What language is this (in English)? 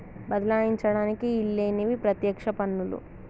Telugu